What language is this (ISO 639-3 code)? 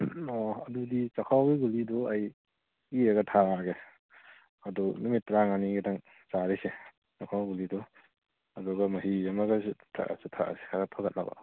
mni